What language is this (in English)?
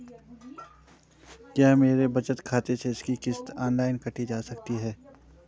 Hindi